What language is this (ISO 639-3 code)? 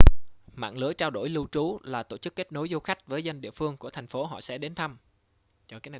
vie